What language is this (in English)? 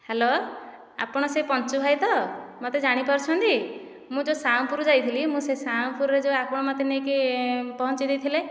Odia